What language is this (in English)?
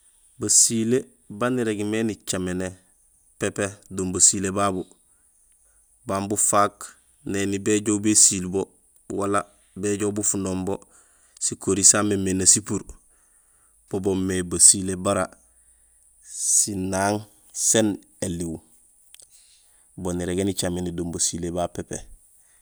Gusilay